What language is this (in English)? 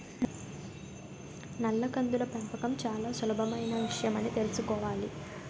Telugu